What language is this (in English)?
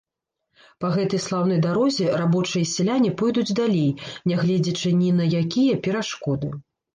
Belarusian